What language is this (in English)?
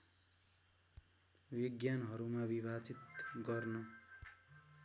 Nepali